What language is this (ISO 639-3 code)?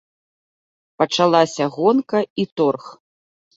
bel